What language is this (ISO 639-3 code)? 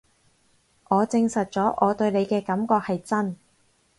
yue